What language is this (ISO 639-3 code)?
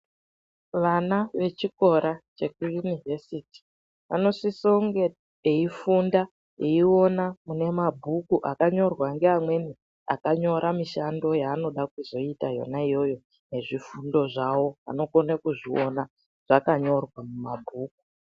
ndc